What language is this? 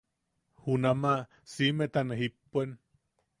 Yaqui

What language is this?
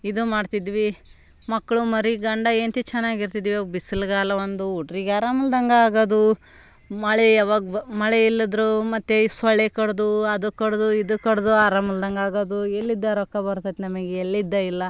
Kannada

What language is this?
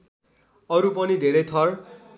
Nepali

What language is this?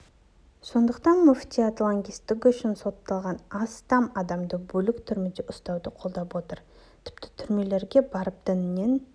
Kazakh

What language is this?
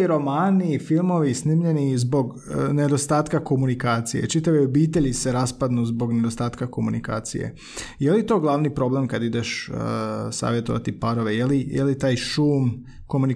Croatian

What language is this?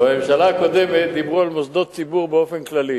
Hebrew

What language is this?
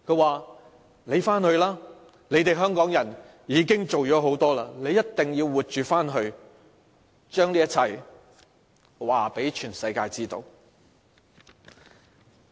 Cantonese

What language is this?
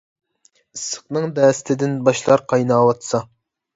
Uyghur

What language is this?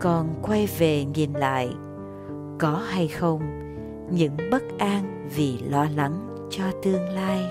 Vietnamese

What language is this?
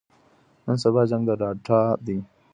Pashto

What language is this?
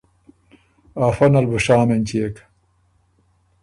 Ormuri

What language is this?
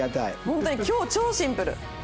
Japanese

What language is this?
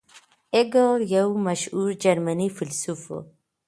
Pashto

